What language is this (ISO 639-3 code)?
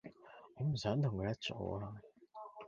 yue